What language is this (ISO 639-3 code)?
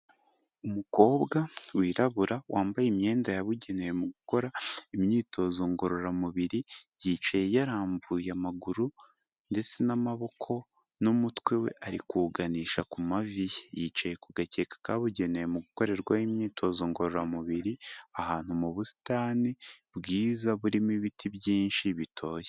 kin